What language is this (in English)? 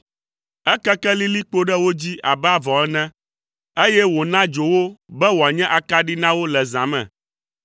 Ewe